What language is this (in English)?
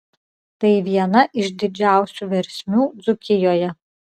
Lithuanian